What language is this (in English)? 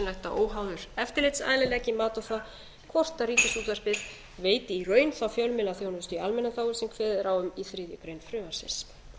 Icelandic